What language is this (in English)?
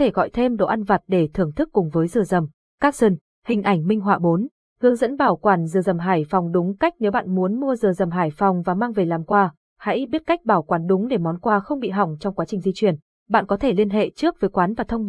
Vietnamese